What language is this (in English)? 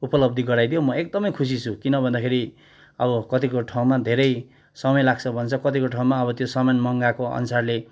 Nepali